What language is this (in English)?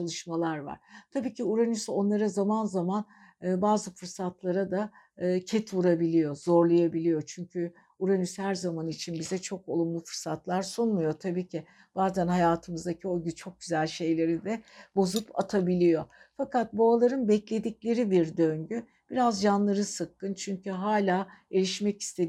Turkish